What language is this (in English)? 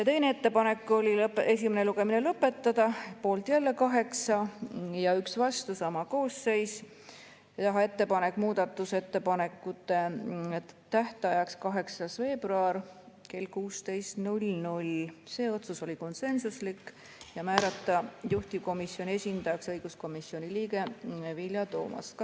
Estonian